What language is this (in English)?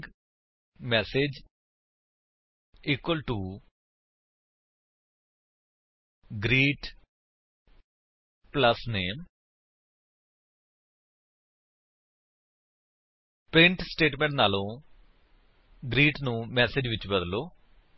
Punjabi